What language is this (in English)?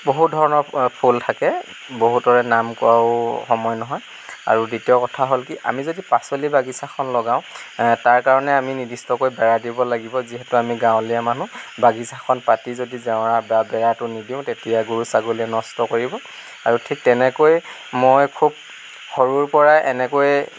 Assamese